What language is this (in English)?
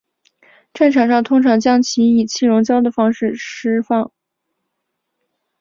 Chinese